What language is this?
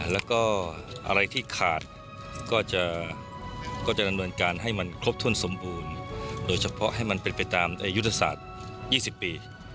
Thai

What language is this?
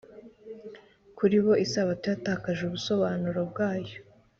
Kinyarwanda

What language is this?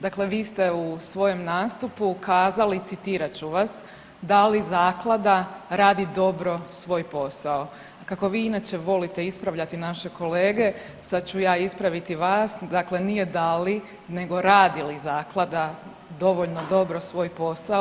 Croatian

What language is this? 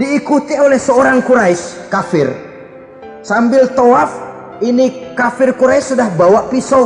Indonesian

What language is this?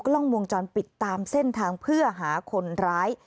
Thai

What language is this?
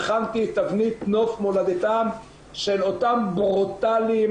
Hebrew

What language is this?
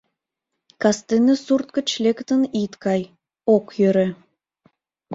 Mari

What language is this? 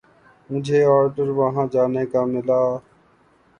Urdu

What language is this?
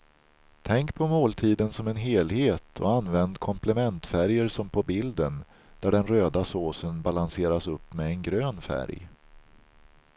Swedish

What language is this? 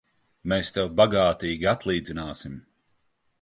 Latvian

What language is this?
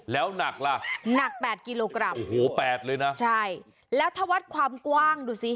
Thai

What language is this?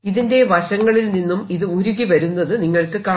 Malayalam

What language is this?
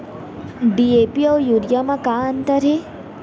Chhattisgarhi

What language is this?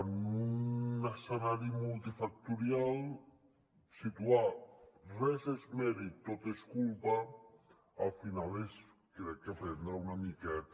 Catalan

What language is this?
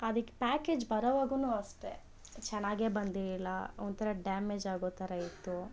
Kannada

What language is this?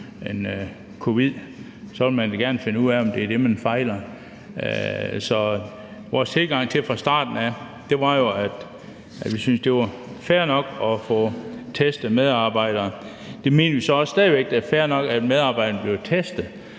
Danish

